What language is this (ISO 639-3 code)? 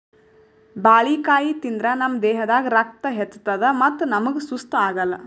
kan